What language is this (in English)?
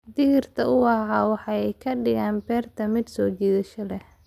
Somali